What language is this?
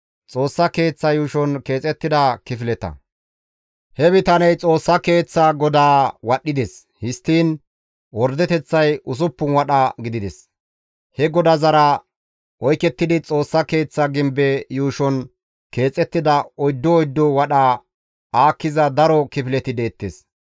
Gamo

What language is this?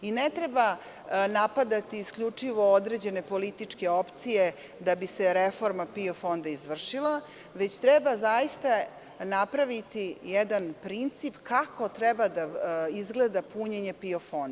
Serbian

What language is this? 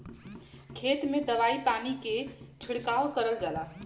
Bhojpuri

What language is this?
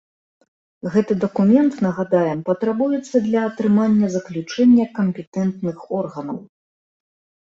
Belarusian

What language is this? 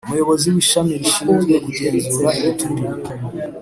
Kinyarwanda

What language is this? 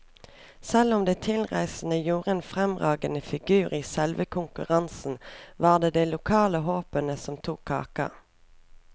Norwegian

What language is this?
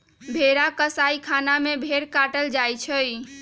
Magahi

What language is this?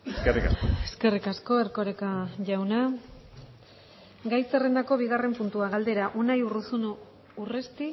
Basque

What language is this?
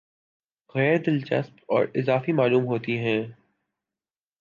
Urdu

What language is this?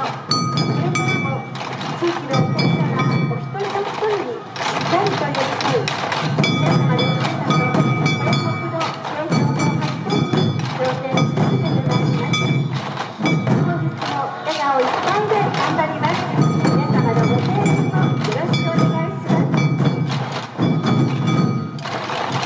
Japanese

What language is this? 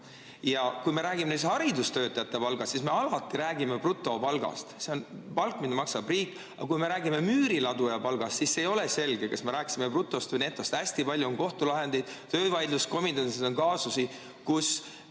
Estonian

